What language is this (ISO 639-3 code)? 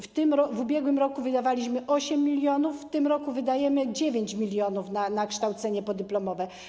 pol